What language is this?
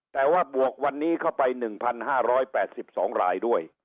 Thai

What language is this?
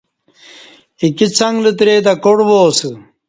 Kati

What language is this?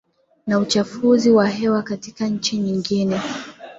Swahili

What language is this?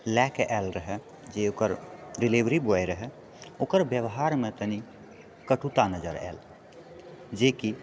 Maithili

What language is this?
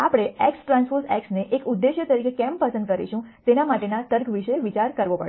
Gujarati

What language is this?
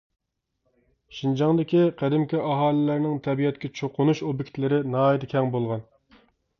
Uyghur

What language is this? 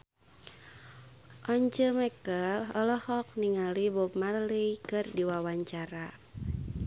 Sundanese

